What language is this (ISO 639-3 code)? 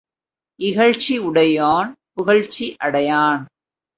tam